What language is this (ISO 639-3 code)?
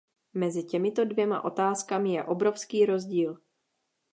ces